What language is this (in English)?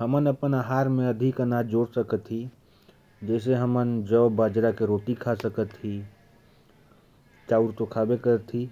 Korwa